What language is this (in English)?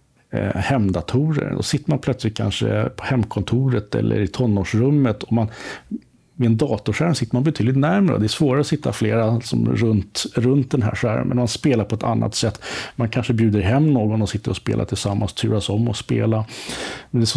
Swedish